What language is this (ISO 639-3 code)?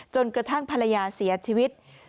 tha